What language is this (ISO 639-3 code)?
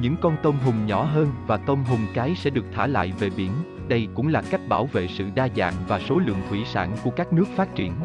vie